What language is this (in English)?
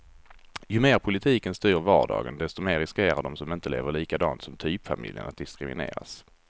Swedish